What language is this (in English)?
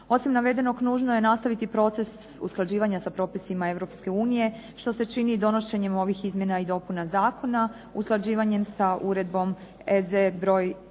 Croatian